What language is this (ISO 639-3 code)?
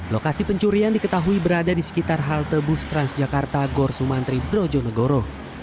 ind